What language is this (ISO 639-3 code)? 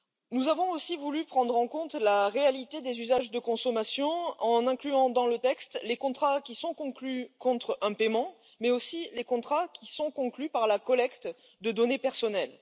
fra